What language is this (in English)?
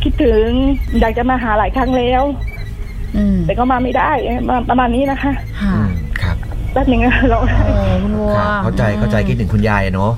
Thai